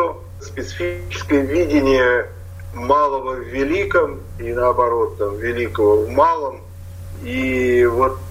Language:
Russian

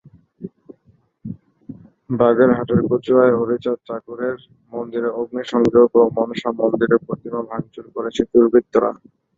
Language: Bangla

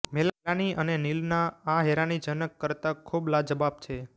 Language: Gujarati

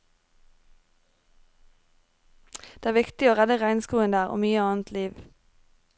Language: Norwegian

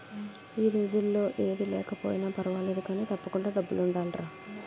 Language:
Telugu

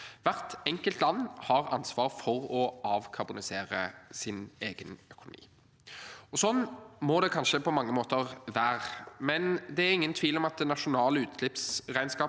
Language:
Norwegian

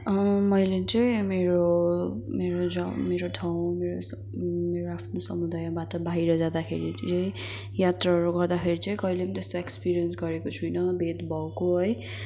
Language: Nepali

